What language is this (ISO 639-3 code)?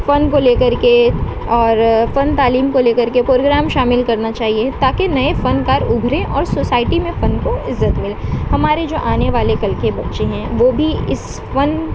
urd